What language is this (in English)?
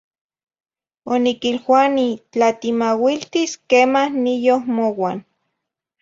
Zacatlán-Ahuacatlán-Tepetzintla Nahuatl